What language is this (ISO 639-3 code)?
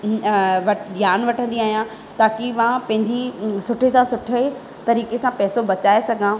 snd